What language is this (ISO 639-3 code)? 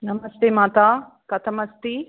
san